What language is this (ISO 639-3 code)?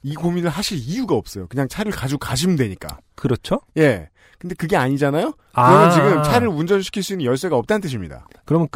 kor